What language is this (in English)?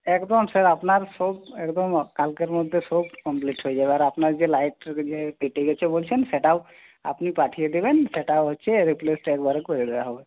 Bangla